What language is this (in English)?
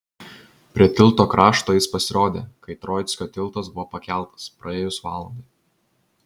Lithuanian